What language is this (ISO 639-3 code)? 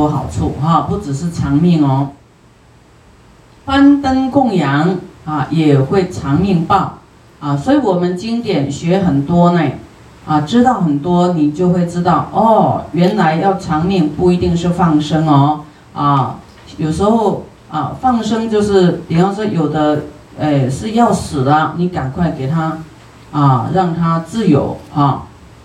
zho